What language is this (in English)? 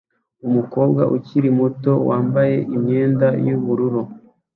Kinyarwanda